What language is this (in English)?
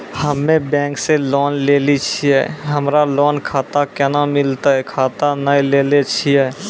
Maithili